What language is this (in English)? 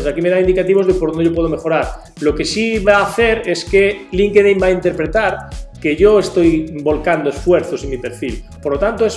Spanish